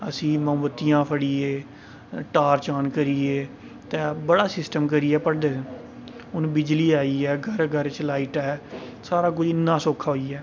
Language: Dogri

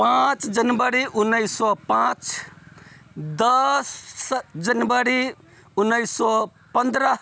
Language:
Maithili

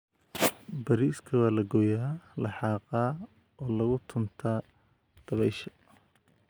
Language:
Somali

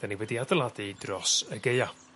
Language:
Welsh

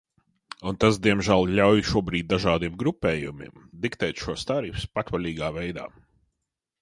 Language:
Latvian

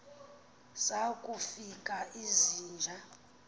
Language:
Xhosa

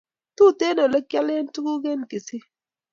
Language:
Kalenjin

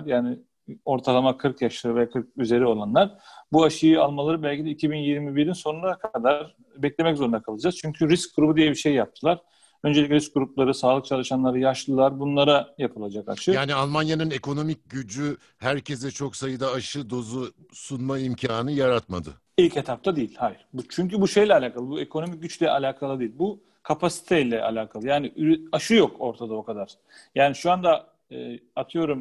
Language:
Turkish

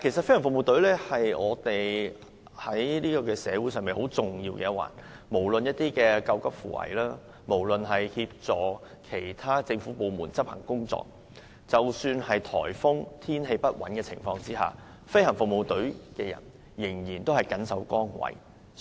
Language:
Cantonese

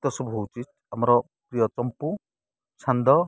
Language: Odia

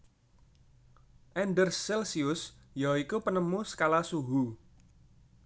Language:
Javanese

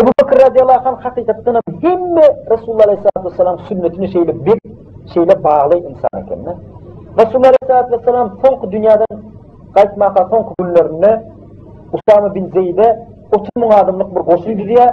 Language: Turkish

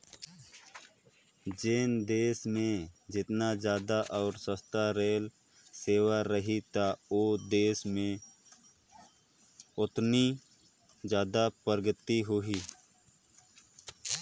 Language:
Chhattisgarhi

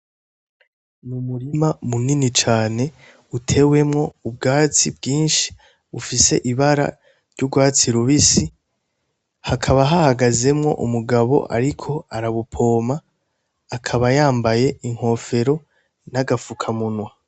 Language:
Rundi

